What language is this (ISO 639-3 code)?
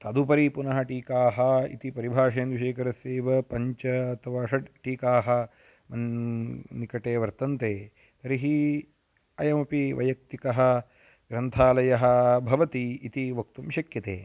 san